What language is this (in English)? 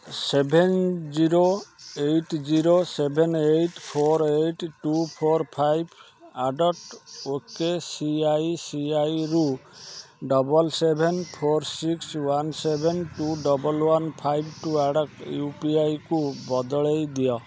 Odia